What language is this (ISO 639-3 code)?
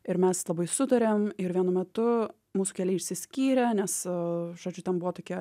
lit